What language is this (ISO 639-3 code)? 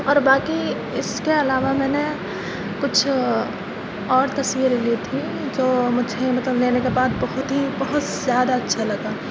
urd